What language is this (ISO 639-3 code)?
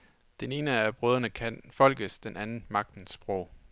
dan